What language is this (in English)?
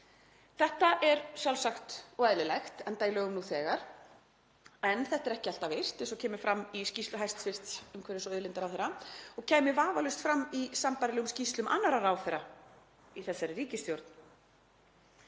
Icelandic